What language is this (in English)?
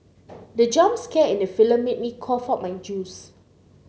English